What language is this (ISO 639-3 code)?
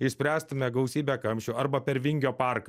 lit